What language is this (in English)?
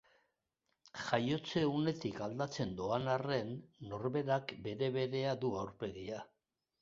Basque